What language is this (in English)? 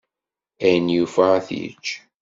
Kabyle